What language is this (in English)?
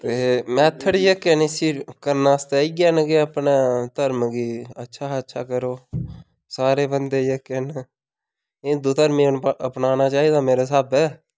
Dogri